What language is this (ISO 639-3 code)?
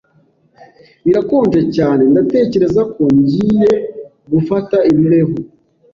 kin